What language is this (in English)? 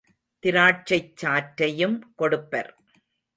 Tamil